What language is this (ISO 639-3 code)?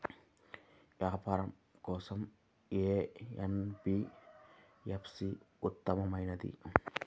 tel